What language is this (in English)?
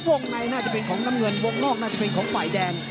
Thai